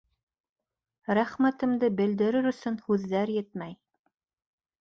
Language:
Bashkir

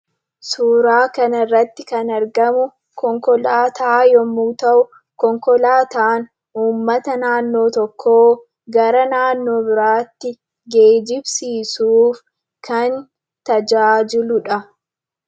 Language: Oromo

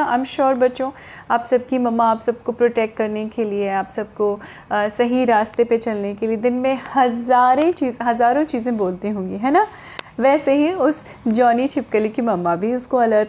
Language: Hindi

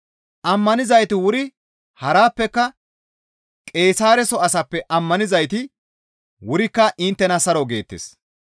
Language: Gamo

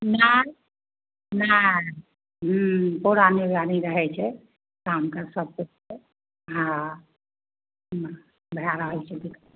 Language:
Maithili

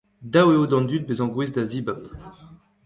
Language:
Breton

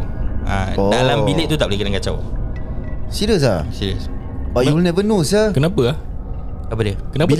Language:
Malay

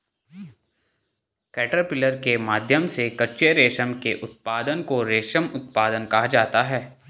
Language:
Hindi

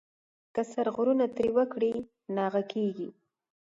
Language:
Pashto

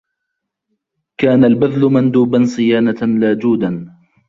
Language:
Arabic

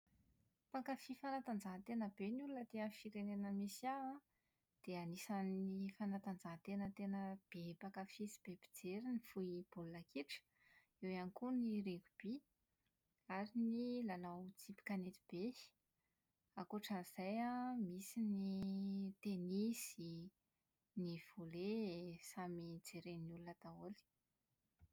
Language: Malagasy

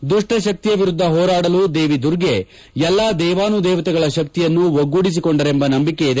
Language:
Kannada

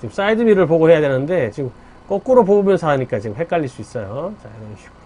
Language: Korean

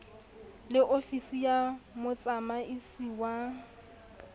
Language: Southern Sotho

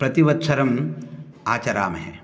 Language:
Sanskrit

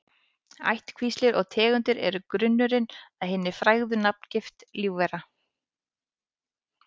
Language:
Icelandic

